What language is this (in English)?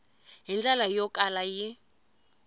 Tsonga